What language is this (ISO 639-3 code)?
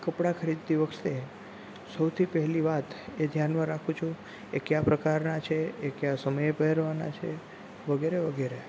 guj